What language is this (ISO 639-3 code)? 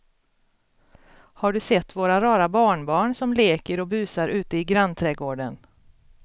swe